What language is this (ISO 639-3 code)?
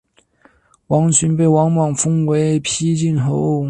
zho